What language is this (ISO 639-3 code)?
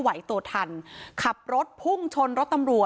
tha